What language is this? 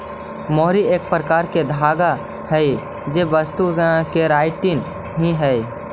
Magahi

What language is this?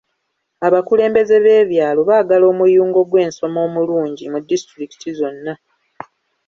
Ganda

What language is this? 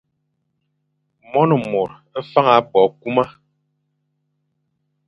Fang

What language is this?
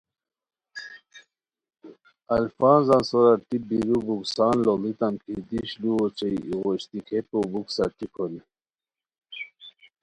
Khowar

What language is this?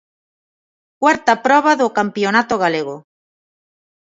Galician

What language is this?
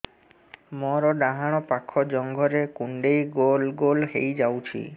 Odia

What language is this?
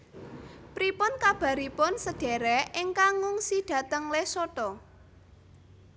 Javanese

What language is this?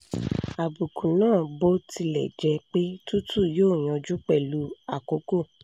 Yoruba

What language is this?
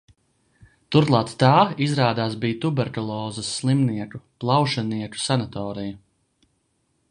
Latvian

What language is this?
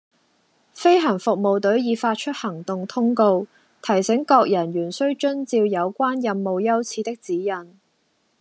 Cantonese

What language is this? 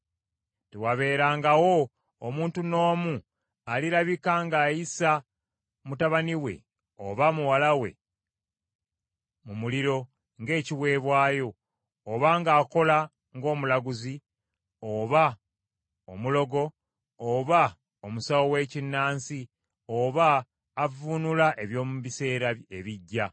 Ganda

